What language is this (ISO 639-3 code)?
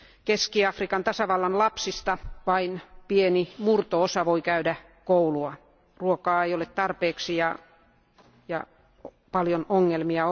fin